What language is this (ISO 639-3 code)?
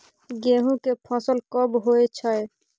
mai